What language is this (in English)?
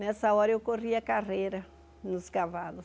Portuguese